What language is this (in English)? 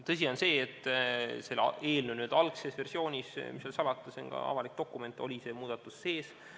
Estonian